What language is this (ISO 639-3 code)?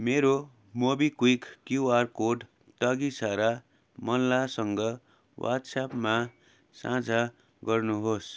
nep